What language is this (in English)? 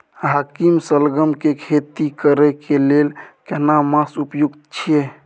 Maithili